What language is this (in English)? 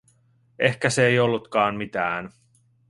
Finnish